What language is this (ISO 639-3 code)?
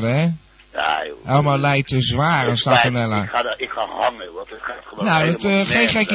nld